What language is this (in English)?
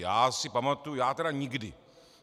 Czech